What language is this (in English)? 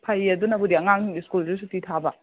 Manipuri